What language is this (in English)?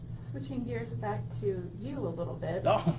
English